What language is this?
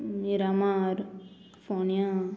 Konkani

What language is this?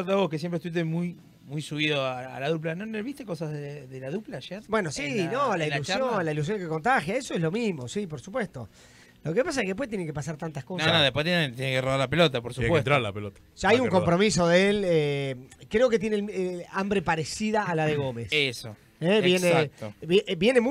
Spanish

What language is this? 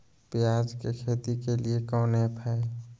Magahi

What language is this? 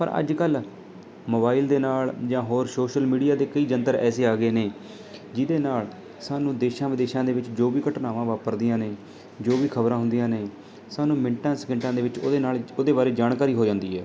Punjabi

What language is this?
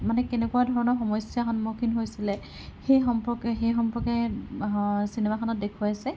Assamese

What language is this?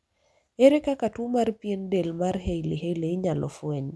Luo (Kenya and Tanzania)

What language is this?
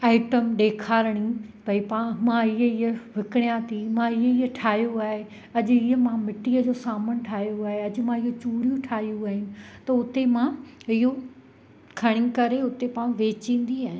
Sindhi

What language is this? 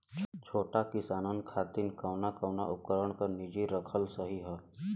Bhojpuri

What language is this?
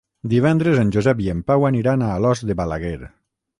Catalan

